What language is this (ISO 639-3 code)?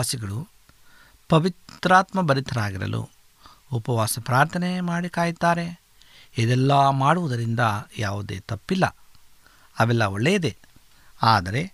kan